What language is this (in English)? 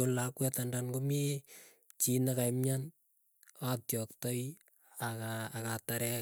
Keiyo